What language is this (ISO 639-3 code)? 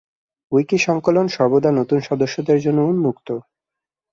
ben